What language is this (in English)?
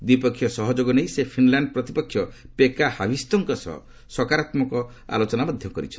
Odia